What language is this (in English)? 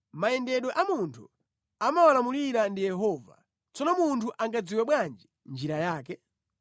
Nyanja